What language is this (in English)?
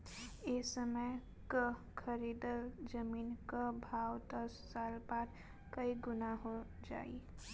Bhojpuri